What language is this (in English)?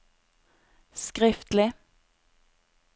Norwegian